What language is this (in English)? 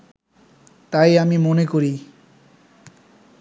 Bangla